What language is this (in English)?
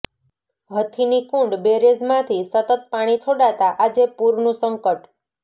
Gujarati